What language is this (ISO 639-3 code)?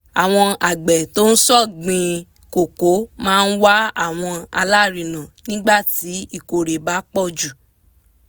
yor